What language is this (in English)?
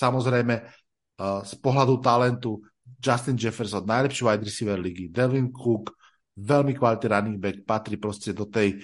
Slovak